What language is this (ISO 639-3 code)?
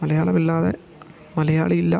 mal